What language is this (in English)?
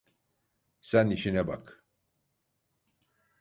Turkish